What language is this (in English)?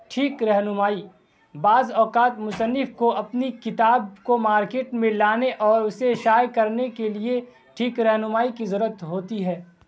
Urdu